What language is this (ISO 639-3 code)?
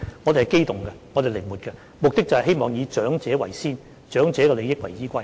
yue